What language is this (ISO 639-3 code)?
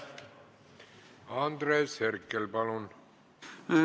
est